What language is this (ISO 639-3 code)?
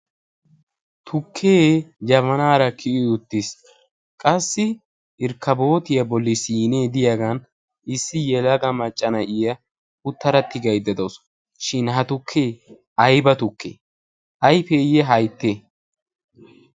wal